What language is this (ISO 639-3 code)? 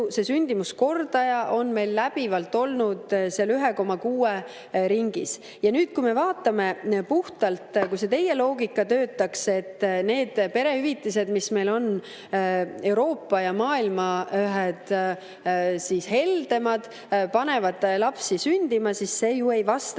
est